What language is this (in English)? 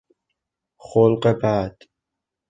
Persian